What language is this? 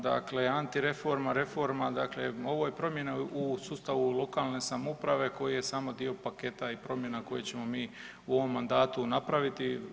Croatian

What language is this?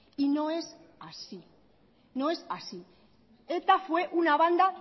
Spanish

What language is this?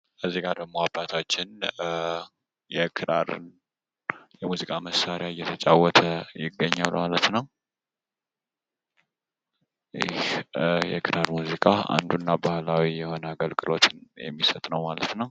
Amharic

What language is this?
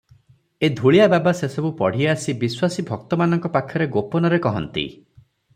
Odia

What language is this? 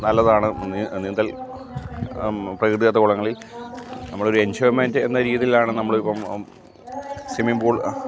Malayalam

